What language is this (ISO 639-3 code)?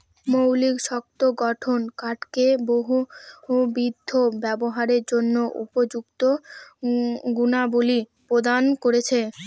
ben